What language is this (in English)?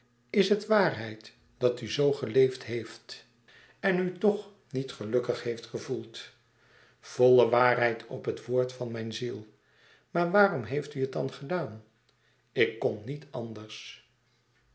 Dutch